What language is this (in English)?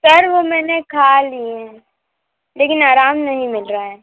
Hindi